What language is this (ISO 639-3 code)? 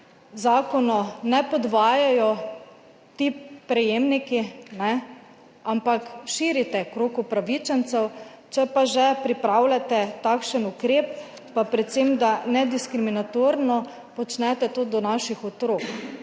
slv